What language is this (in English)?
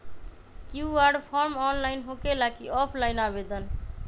Magahi